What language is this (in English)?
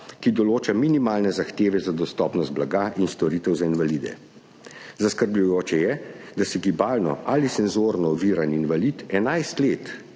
Slovenian